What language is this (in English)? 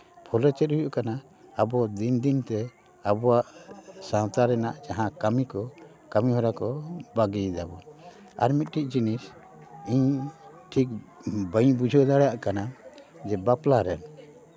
Santali